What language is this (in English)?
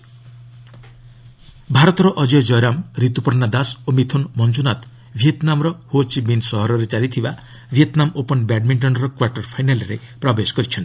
Odia